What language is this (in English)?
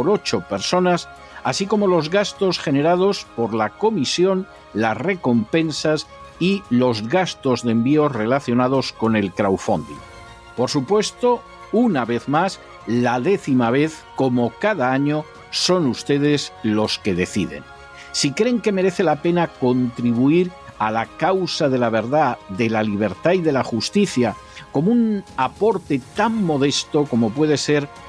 Spanish